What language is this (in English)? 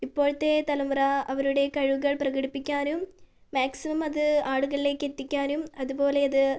Malayalam